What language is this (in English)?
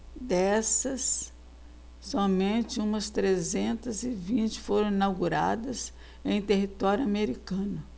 Portuguese